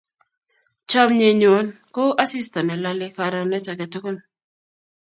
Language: Kalenjin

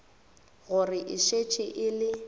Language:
Northern Sotho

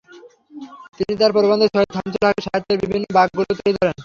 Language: Bangla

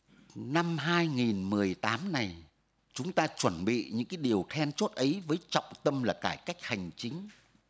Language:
Vietnamese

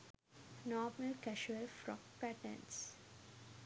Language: Sinhala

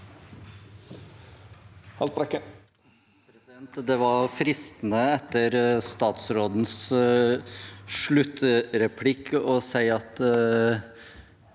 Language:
Norwegian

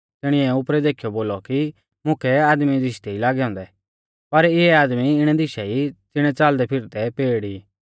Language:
Mahasu Pahari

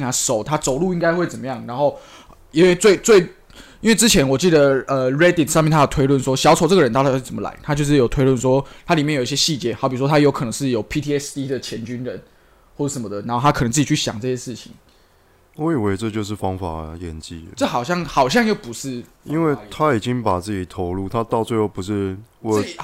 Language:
Chinese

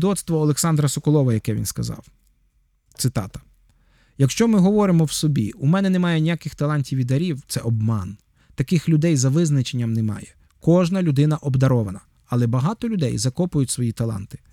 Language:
Ukrainian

